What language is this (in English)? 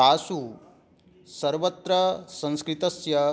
Sanskrit